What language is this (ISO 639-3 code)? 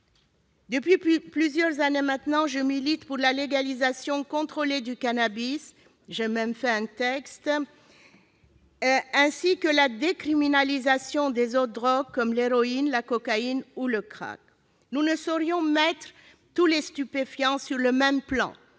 fra